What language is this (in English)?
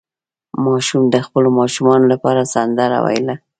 Pashto